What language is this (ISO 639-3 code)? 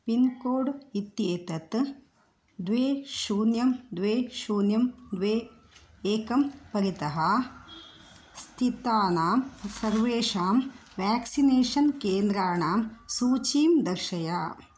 san